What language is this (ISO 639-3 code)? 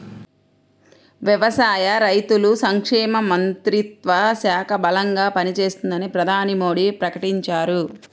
tel